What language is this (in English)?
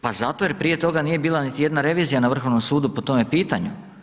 Croatian